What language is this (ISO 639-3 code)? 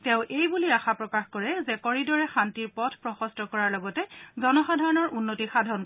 asm